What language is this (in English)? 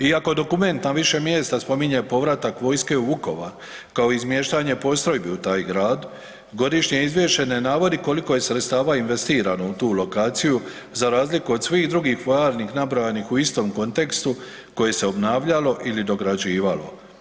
Croatian